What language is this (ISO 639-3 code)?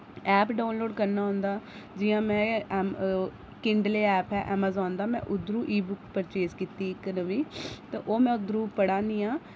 doi